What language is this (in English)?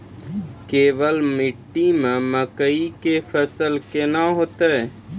Maithili